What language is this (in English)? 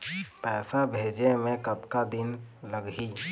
Chhattisgarhi